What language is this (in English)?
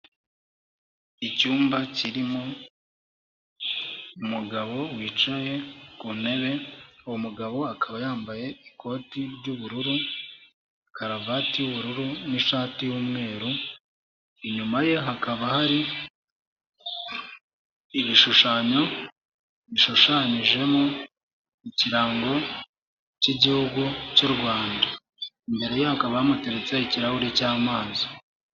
Kinyarwanda